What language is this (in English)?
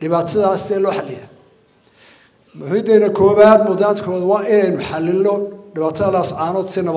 Arabic